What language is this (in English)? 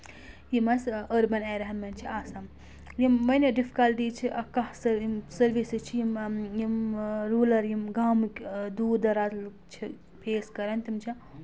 Kashmiri